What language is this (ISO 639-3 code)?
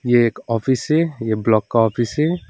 hin